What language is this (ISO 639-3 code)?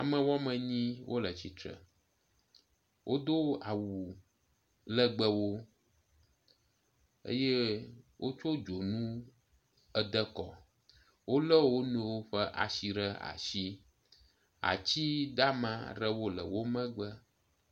ewe